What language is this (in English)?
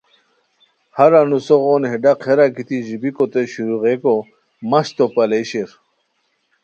Khowar